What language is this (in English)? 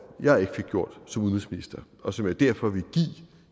Danish